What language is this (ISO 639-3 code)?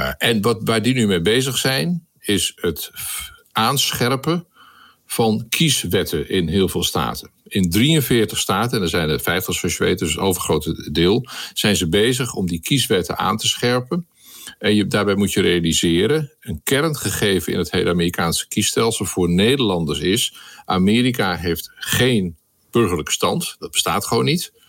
nld